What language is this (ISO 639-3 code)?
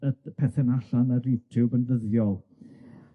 cym